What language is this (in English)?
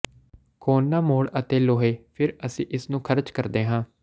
Punjabi